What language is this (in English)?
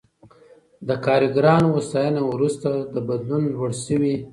Pashto